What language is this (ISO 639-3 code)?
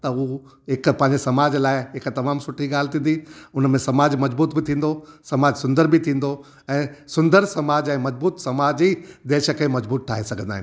snd